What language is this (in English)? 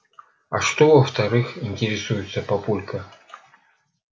Russian